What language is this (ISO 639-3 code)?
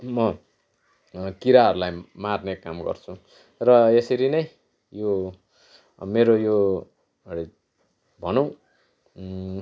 nep